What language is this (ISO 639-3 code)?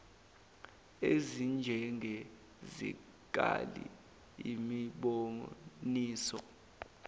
zul